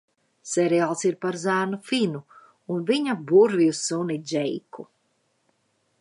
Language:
Latvian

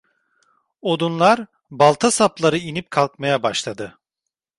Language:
Turkish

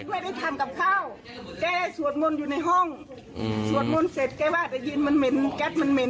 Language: Thai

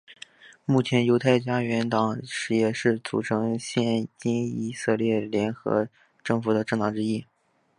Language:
Chinese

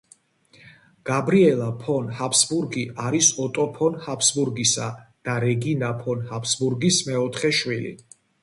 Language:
Georgian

